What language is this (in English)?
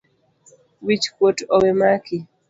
Luo (Kenya and Tanzania)